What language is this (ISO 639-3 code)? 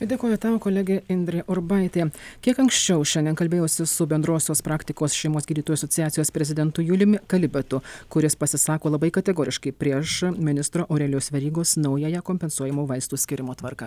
lit